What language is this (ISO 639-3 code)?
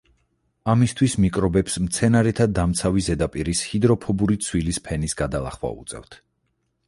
kat